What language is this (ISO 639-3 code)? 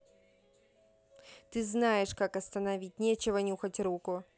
rus